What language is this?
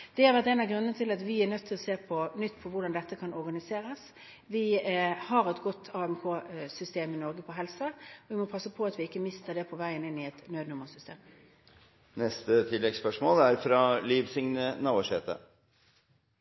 Norwegian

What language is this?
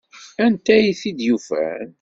Kabyle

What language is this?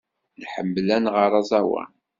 Kabyle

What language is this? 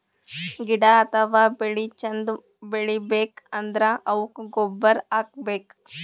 Kannada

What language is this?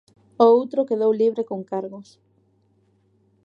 Galician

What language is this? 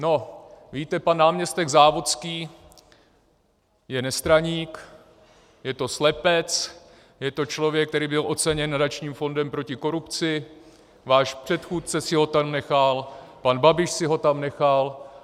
Czech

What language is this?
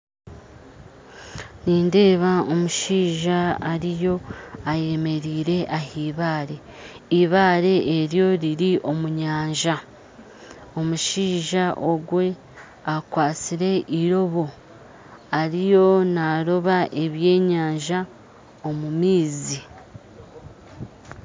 Nyankole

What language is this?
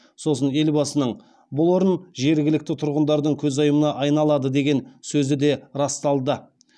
Kazakh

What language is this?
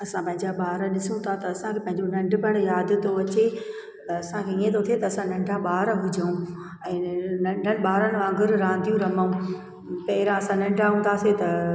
Sindhi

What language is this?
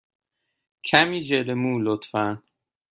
Persian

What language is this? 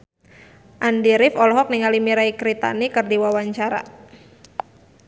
Sundanese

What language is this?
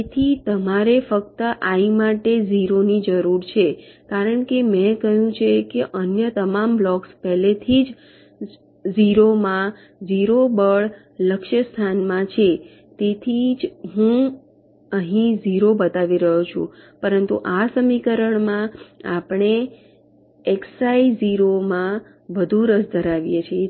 Gujarati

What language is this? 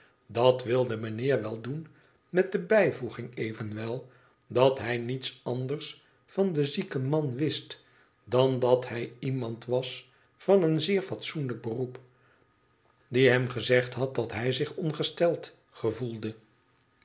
Dutch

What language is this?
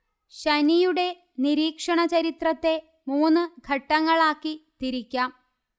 Malayalam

